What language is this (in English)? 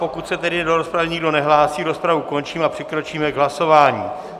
Czech